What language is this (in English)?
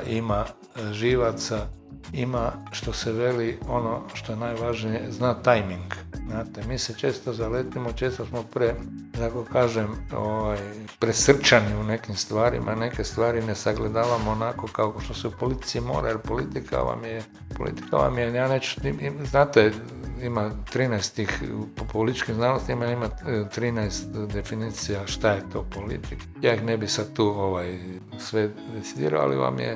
Croatian